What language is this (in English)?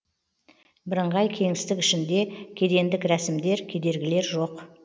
Kazakh